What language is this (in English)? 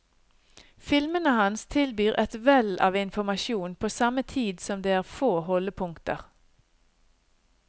Norwegian